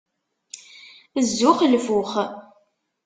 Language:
Kabyle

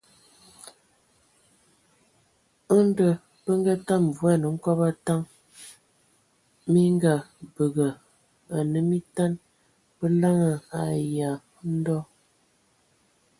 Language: Ewondo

